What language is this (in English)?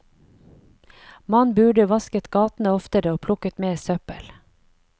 Norwegian